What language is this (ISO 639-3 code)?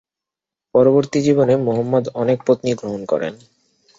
ben